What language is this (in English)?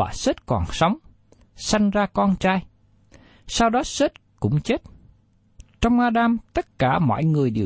Vietnamese